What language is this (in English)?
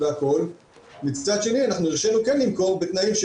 Hebrew